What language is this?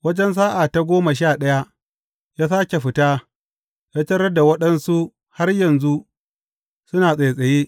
Hausa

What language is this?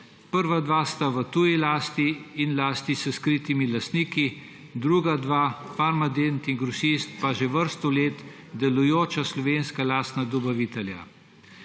Slovenian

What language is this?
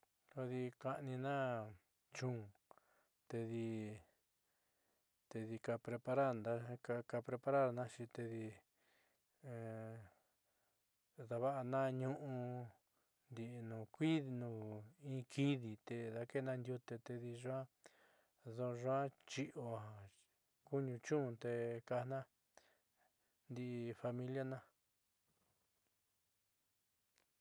Southeastern Nochixtlán Mixtec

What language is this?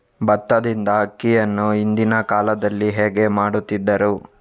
Kannada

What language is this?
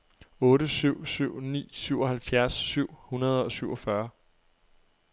Danish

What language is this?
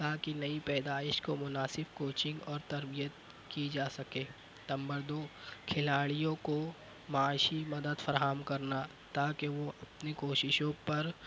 Urdu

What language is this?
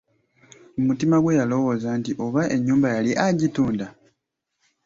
Ganda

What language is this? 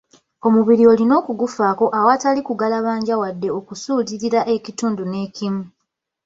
Ganda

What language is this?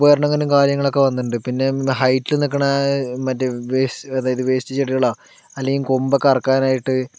Malayalam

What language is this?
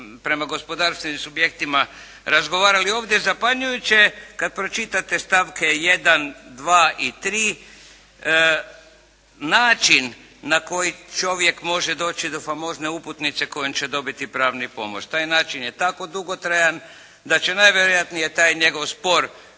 Croatian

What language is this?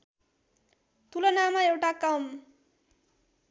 Nepali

